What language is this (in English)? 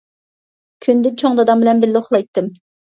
Uyghur